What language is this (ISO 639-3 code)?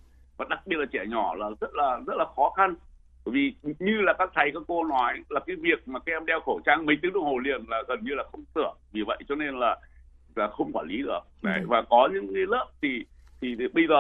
vie